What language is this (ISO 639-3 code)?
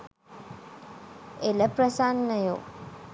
sin